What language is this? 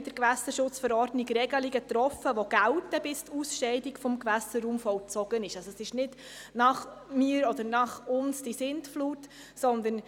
Swiss German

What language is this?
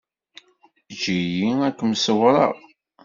Kabyle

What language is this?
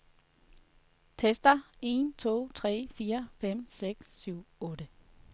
Danish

